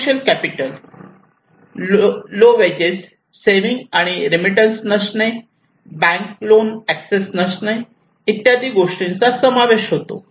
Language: Marathi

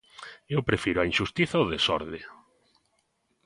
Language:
Galician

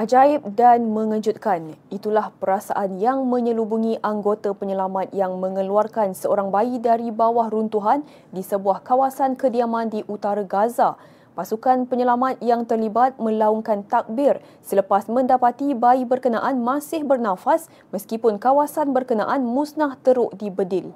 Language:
Malay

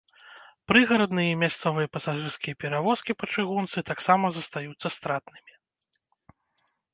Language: Belarusian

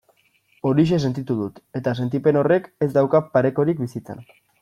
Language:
Basque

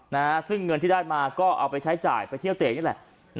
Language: Thai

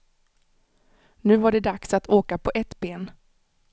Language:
Swedish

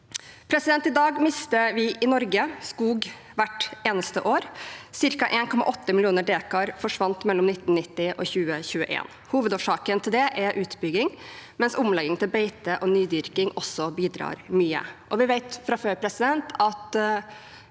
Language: Norwegian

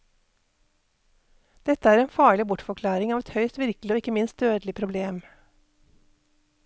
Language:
Norwegian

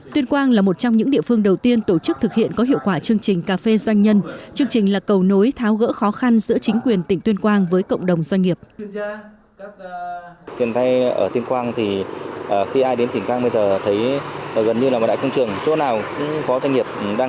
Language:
Vietnamese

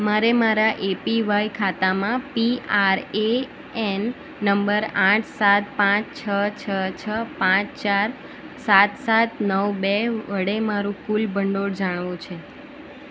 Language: Gujarati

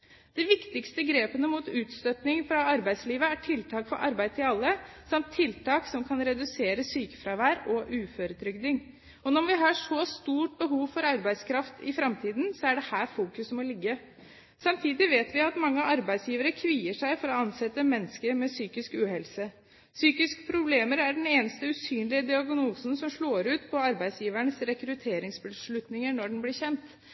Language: Norwegian Bokmål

